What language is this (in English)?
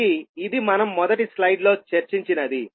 Telugu